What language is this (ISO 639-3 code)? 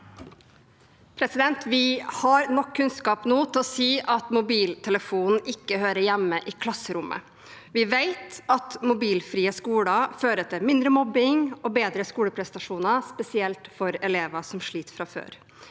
nor